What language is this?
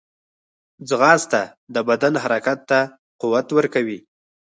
Pashto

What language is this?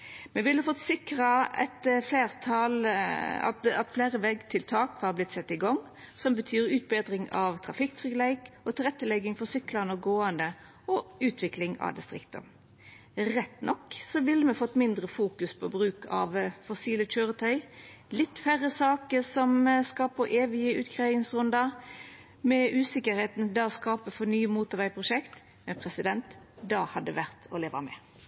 Norwegian Nynorsk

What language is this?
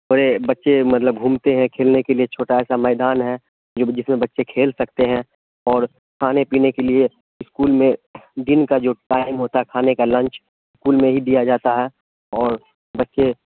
Urdu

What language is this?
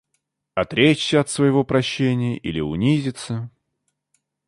Russian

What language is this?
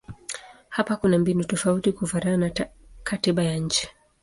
Swahili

